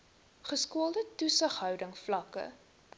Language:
Afrikaans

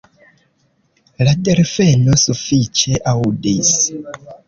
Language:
Esperanto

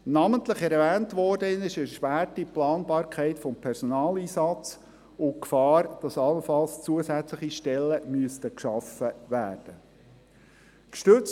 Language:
Swiss German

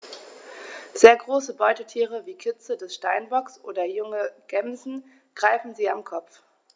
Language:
German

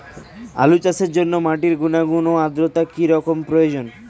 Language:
Bangla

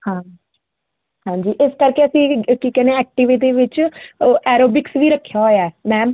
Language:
Punjabi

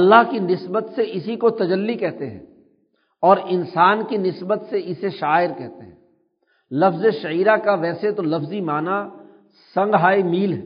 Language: Urdu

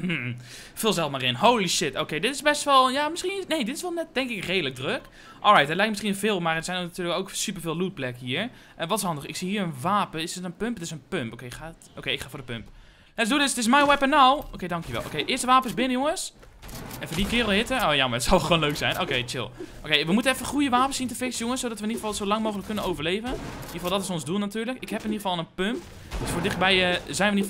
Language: Dutch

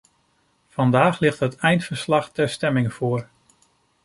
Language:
Dutch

